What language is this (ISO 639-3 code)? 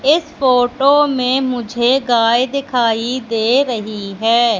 hin